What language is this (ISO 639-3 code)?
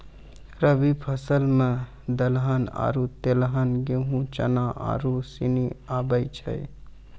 mai